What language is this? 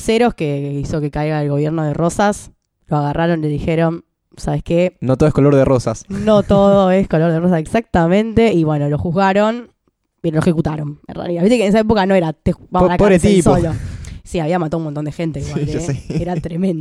Spanish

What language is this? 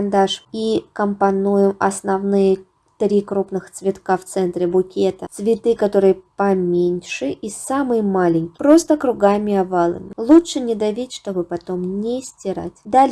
Russian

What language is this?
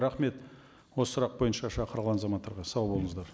Kazakh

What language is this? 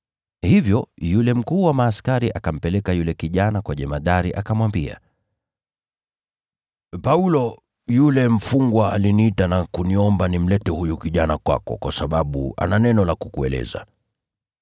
Swahili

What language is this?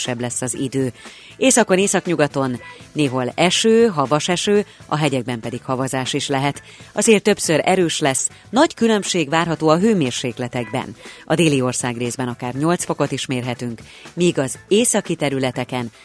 Hungarian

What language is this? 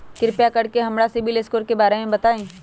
Magahi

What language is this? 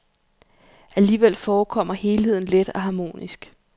Danish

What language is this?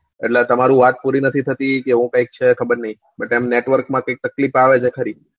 Gujarati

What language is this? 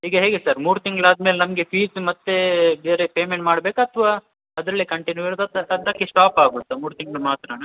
Kannada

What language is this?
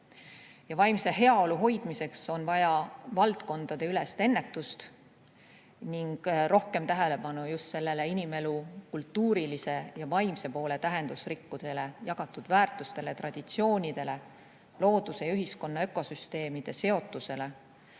Estonian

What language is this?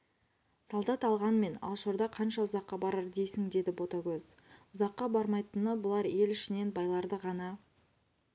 Kazakh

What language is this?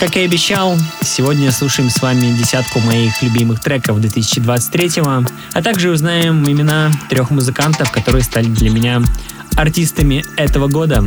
Russian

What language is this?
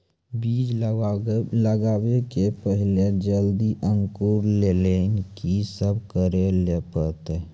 Maithili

